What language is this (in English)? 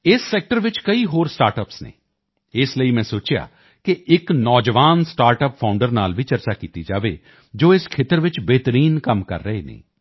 Punjabi